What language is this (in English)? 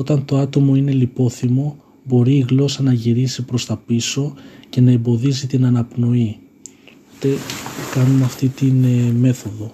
Greek